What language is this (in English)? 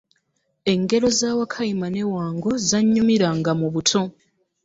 Ganda